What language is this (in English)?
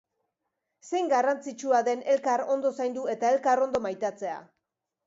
Basque